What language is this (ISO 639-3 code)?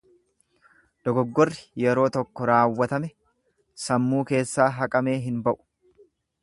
orm